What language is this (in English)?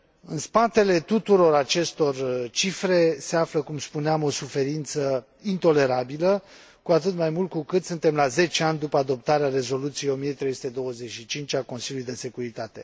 Romanian